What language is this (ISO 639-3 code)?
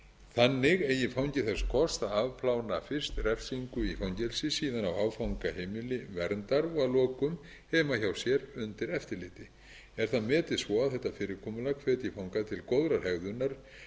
isl